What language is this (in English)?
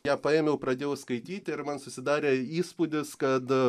Lithuanian